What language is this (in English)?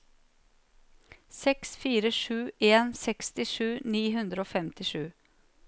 Norwegian